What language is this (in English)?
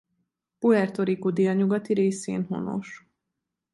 Hungarian